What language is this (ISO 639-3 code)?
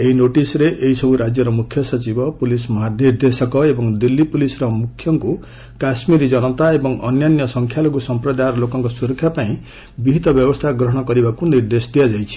ori